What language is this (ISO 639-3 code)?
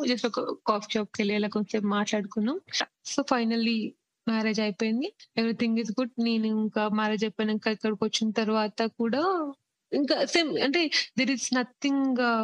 tel